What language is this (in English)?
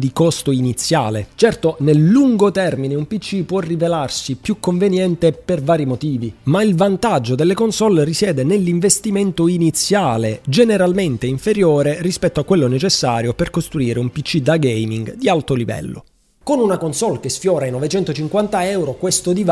Italian